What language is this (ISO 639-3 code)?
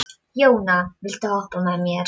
isl